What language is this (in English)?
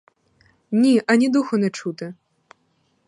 Ukrainian